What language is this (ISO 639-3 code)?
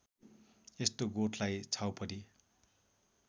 nep